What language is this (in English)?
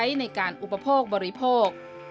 Thai